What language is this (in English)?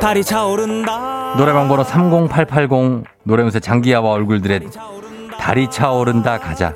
Korean